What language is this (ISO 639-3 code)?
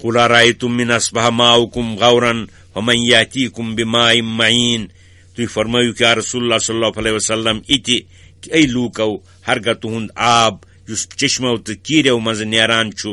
ron